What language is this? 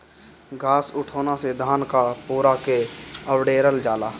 Bhojpuri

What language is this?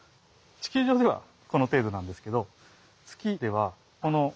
Japanese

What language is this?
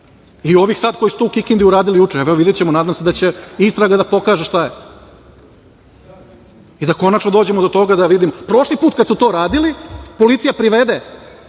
Serbian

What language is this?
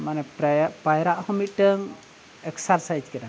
Santali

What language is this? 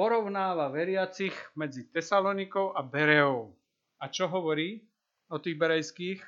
Slovak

